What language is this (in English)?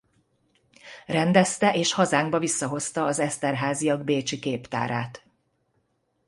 Hungarian